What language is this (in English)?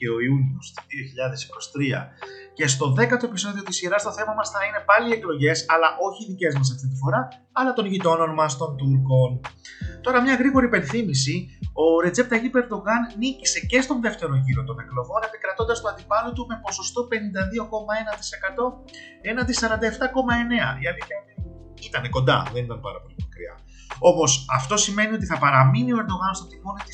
Greek